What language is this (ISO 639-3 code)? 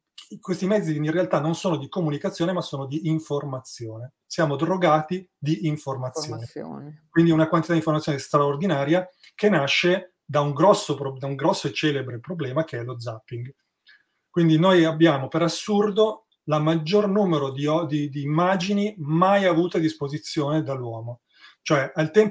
ita